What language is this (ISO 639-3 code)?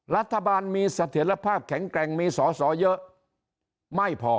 tha